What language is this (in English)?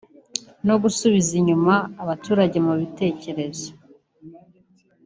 Kinyarwanda